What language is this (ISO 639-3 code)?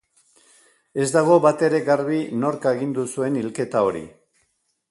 eus